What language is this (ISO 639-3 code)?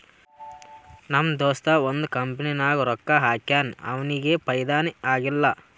kan